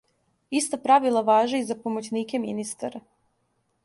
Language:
Serbian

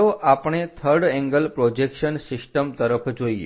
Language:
Gujarati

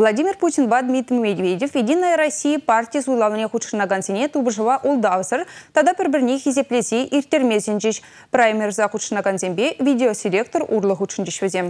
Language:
Russian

